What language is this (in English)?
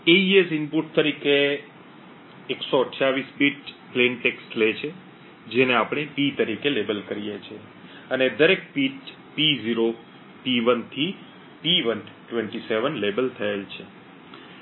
Gujarati